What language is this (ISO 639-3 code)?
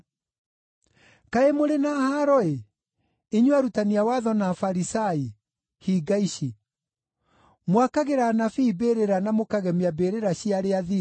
kik